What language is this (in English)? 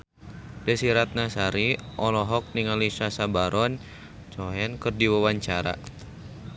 Sundanese